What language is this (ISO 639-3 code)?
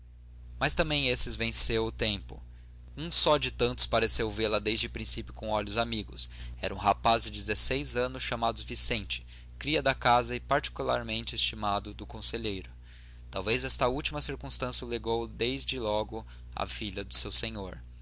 por